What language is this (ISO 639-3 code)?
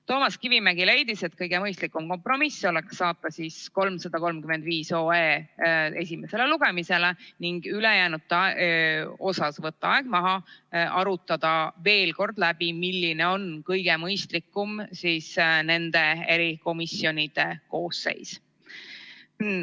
est